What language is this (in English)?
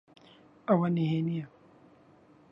Central Kurdish